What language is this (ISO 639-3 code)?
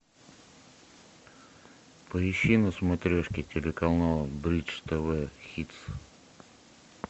rus